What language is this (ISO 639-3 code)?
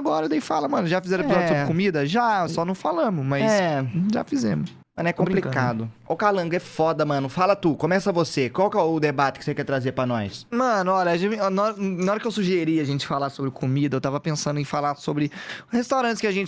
por